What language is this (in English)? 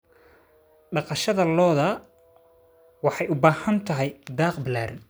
Somali